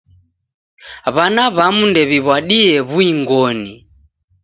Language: Taita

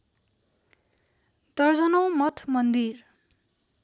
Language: Nepali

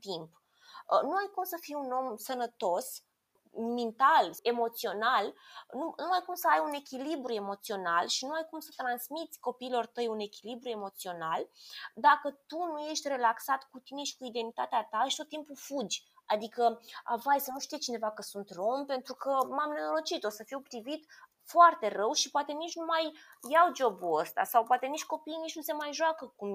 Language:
Romanian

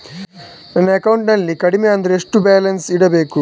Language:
Kannada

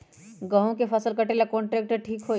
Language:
Magahi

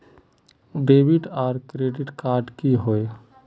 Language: Magahi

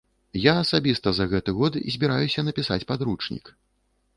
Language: Belarusian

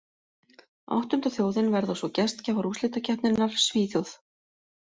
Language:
Icelandic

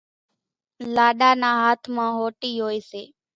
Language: Kachi Koli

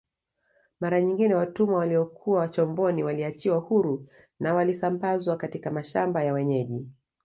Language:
Swahili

